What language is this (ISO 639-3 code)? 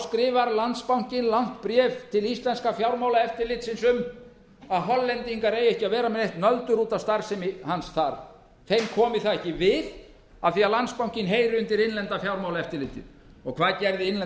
isl